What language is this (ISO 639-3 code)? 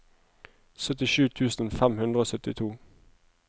nor